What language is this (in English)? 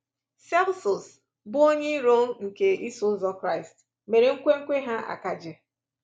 Igbo